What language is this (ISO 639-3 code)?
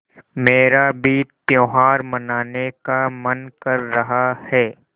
hin